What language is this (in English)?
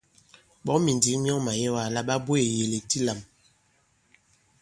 Bankon